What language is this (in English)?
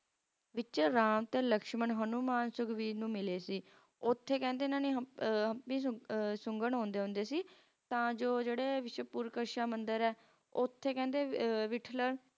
Punjabi